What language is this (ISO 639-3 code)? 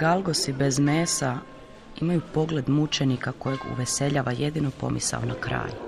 hrv